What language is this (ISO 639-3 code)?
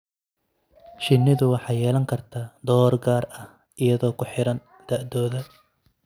som